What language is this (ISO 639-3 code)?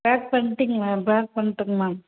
tam